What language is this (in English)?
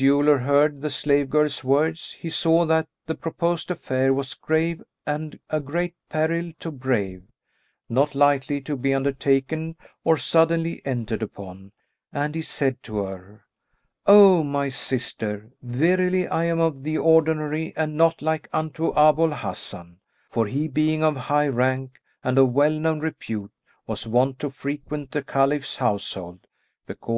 English